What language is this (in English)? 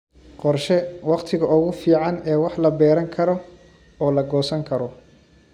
Somali